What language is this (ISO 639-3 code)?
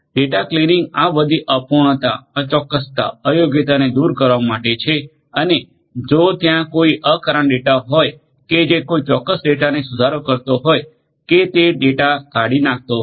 guj